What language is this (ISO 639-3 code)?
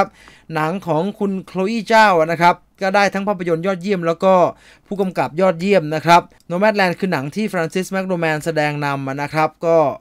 tha